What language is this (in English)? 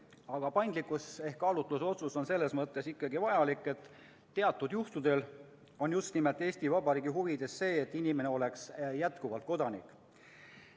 Estonian